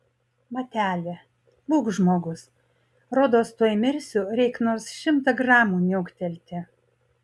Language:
Lithuanian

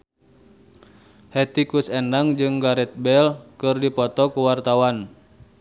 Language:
Sundanese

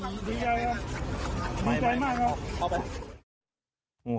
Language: Thai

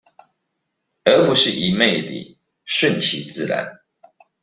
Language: Chinese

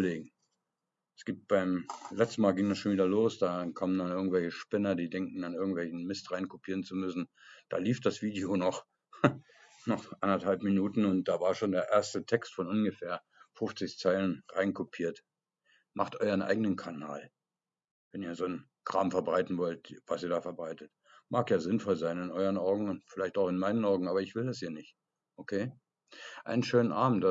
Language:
German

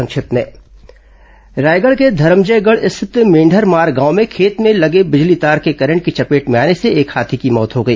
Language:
Hindi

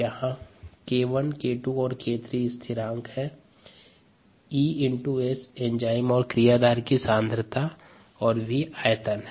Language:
Hindi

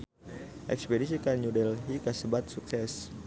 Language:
Sundanese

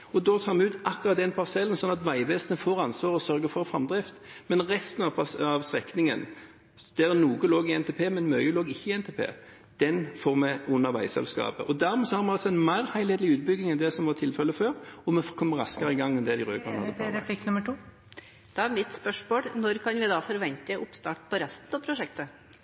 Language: Norwegian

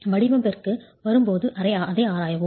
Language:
Tamil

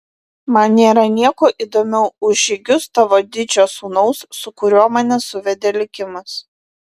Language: Lithuanian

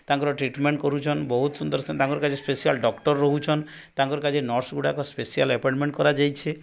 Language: Odia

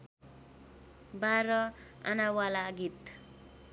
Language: Nepali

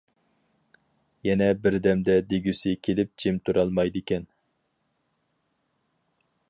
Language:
Uyghur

